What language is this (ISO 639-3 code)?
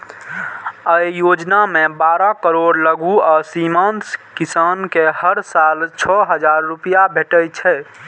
mai